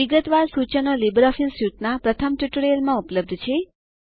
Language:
Gujarati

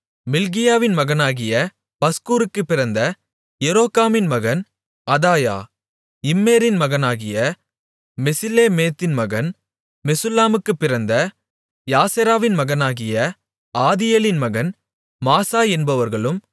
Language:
Tamil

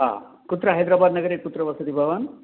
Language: Sanskrit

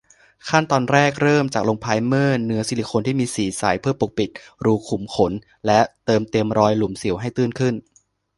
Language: Thai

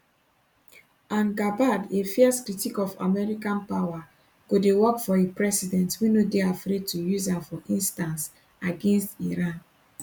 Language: Nigerian Pidgin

